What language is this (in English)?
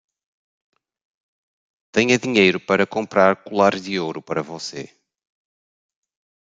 Portuguese